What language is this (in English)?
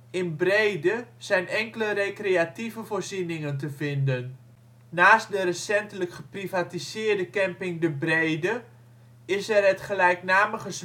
Dutch